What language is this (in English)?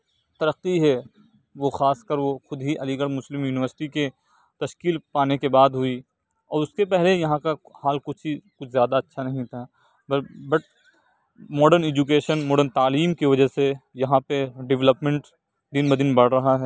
Urdu